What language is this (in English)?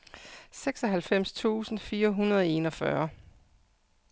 Danish